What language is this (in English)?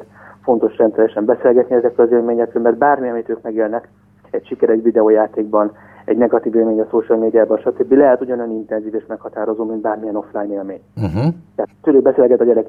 Hungarian